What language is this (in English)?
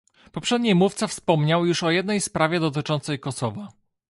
Polish